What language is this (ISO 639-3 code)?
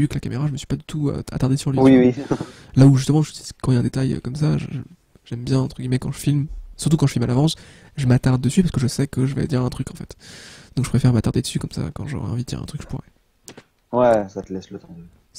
fra